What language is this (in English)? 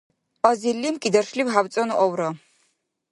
Dargwa